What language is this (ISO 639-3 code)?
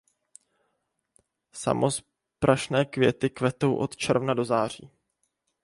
ces